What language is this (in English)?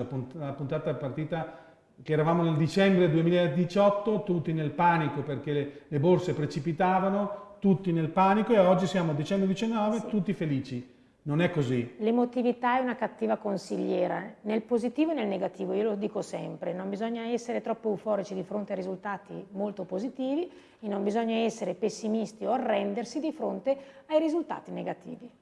Italian